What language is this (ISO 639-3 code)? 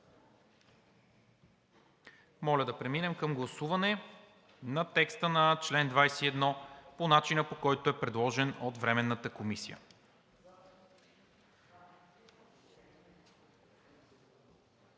bul